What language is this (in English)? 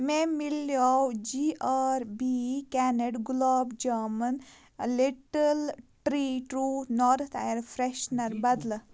Kashmiri